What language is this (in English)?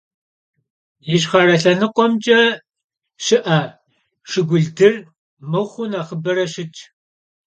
Kabardian